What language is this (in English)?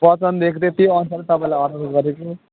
Nepali